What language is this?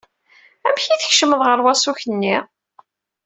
Kabyle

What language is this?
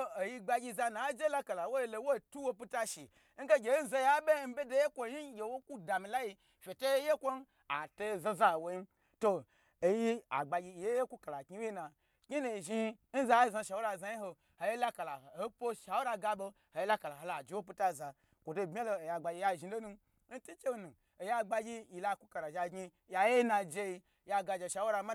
Gbagyi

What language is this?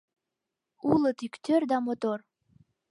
Mari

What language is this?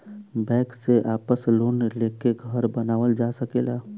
Bhojpuri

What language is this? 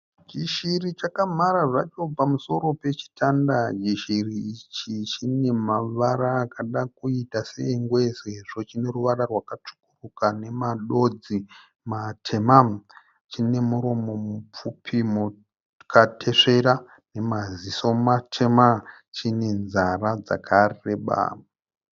Shona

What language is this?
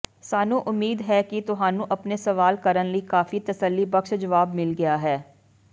Punjabi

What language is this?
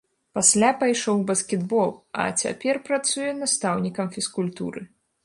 Belarusian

